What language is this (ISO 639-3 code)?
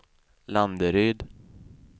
swe